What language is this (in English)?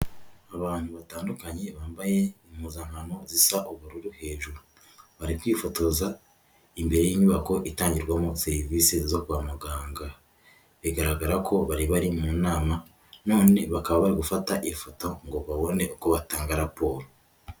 Kinyarwanda